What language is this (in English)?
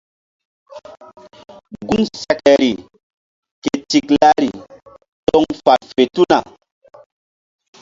Mbum